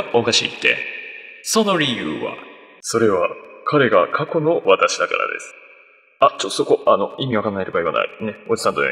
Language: Japanese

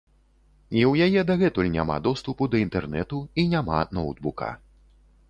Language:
Belarusian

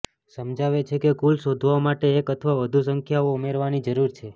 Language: Gujarati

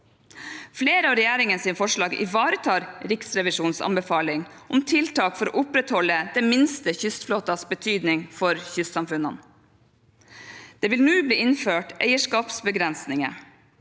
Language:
Norwegian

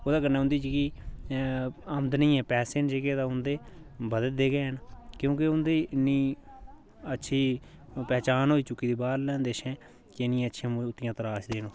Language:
Dogri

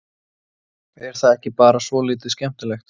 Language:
Icelandic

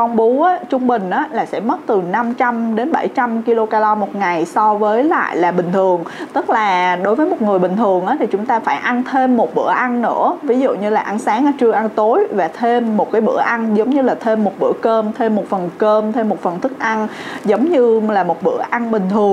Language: Vietnamese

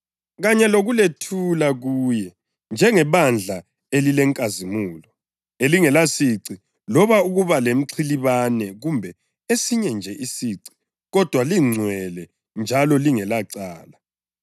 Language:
North Ndebele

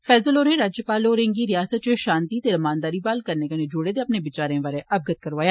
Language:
Dogri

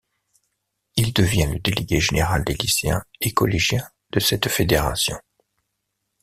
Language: French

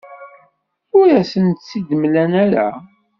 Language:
Kabyle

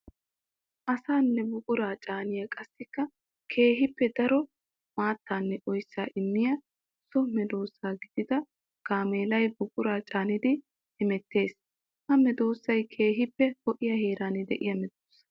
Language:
Wolaytta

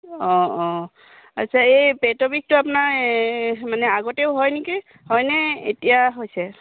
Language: Assamese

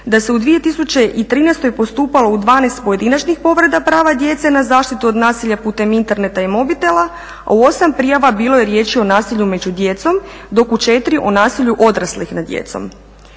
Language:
Croatian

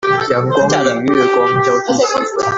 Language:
Chinese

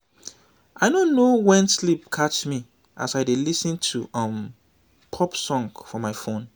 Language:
Nigerian Pidgin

